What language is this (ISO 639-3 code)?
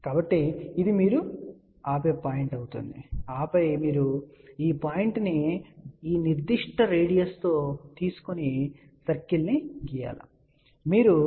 tel